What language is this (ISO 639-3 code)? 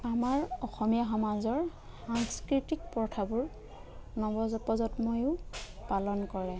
asm